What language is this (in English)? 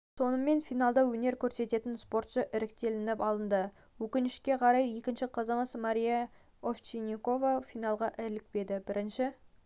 Kazakh